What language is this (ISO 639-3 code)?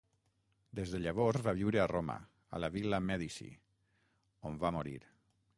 cat